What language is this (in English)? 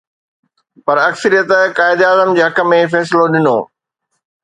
Sindhi